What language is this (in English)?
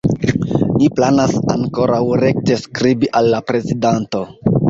Esperanto